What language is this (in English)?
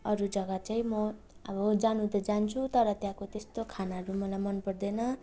Nepali